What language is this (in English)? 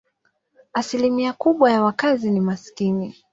Swahili